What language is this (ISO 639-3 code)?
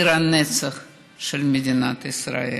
heb